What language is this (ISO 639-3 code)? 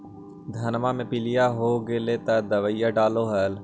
mag